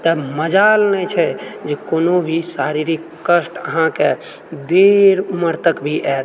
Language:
Maithili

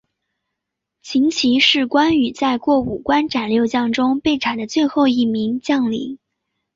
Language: Chinese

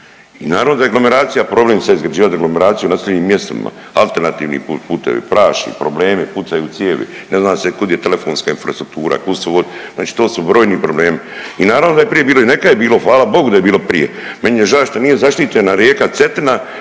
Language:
Croatian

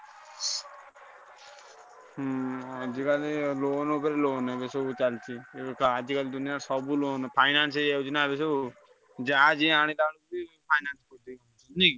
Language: Odia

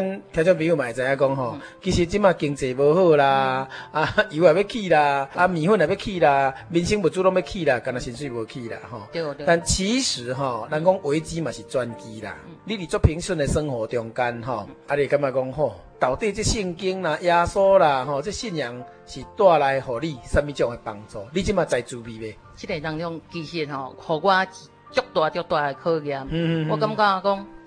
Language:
Chinese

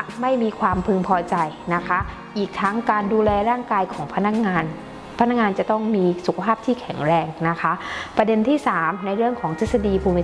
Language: Thai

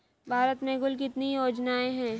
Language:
Hindi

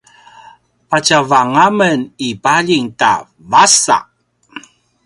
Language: Paiwan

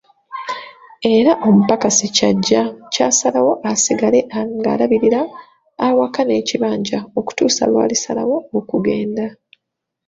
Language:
Ganda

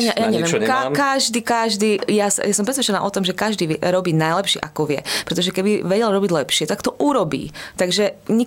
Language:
Slovak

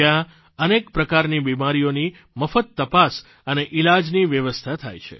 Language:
Gujarati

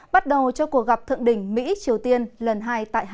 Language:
Vietnamese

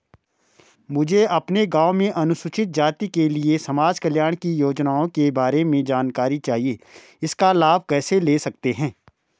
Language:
Hindi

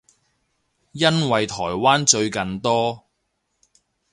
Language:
Cantonese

